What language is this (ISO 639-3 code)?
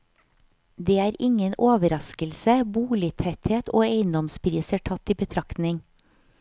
nor